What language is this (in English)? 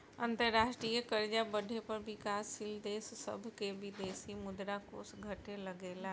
Bhojpuri